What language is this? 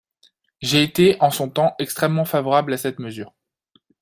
French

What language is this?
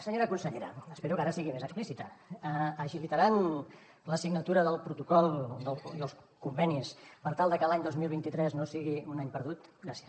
Catalan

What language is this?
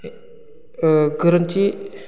Bodo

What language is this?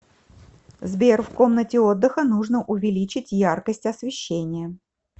Russian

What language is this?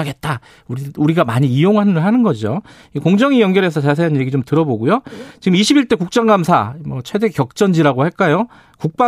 Korean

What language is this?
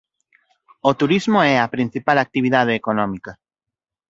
Galician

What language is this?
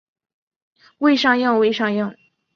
Chinese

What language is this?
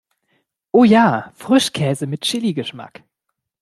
German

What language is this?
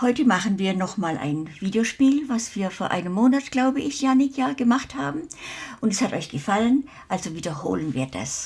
German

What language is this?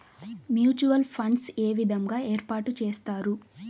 Telugu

